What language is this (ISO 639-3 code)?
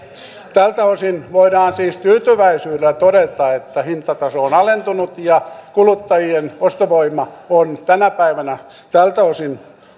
fin